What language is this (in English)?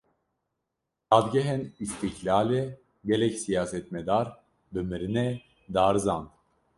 Kurdish